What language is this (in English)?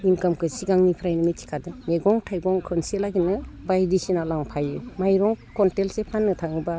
Bodo